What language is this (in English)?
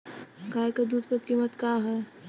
Bhojpuri